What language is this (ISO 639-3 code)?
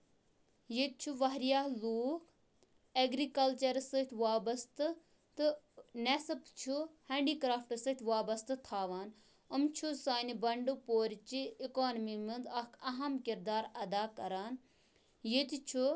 kas